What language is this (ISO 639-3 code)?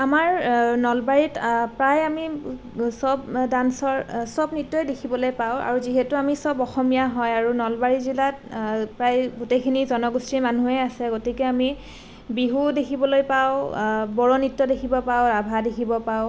asm